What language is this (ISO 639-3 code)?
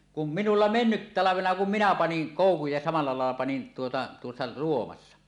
fin